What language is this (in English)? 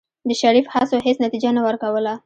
Pashto